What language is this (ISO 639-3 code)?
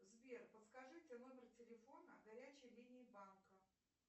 rus